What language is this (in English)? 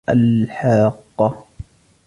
Arabic